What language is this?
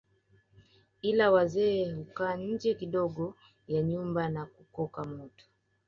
Swahili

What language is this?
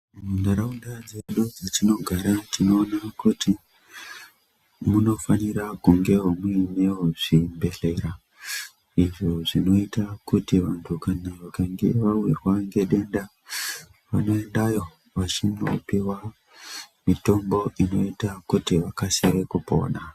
Ndau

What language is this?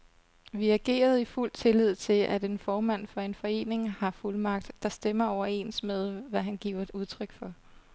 Danish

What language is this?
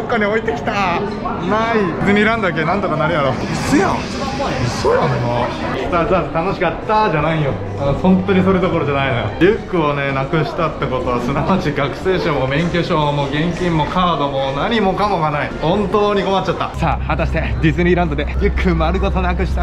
Japanese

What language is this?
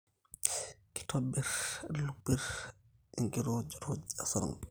Masai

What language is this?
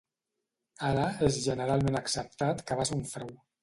Catalan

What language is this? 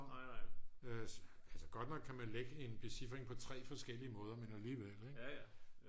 Danish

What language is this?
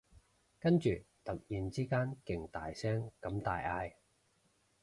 Cantonese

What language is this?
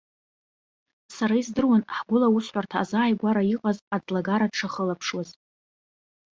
Abkhazian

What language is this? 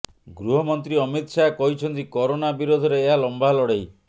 Odia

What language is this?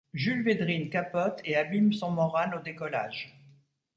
French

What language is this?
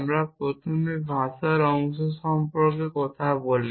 Bangla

